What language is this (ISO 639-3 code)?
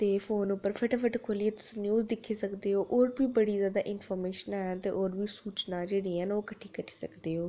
doi